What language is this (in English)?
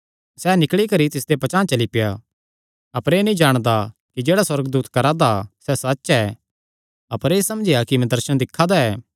Kangri